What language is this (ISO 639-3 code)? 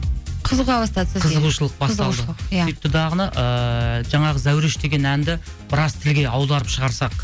kaz